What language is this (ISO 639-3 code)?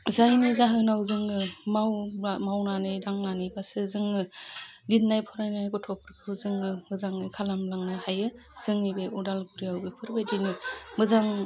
brx